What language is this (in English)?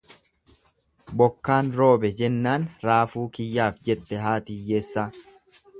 Oromo